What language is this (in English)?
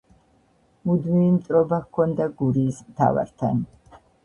Georgian